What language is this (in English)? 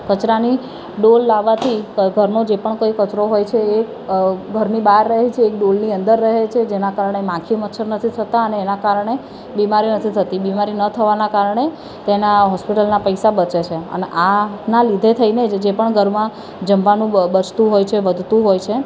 Gujarati